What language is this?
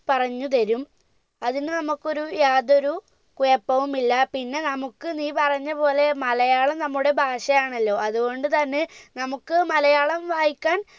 Malayalam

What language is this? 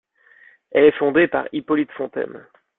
French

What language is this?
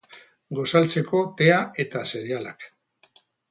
Basque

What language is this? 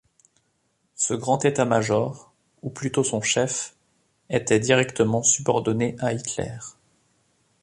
French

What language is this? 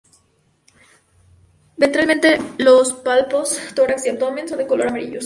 Spanish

